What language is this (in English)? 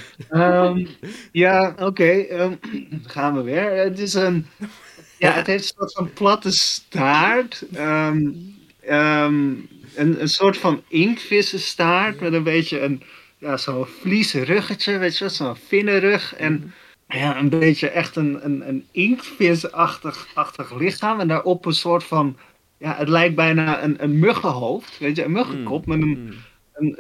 Dutch